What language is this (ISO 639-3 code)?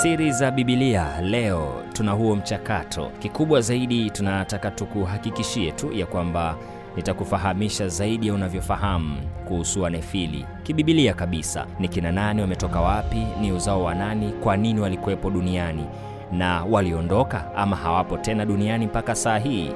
swa